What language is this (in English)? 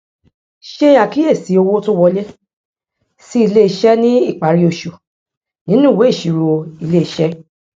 Yoruba